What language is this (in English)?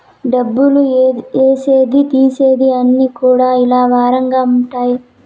Telugu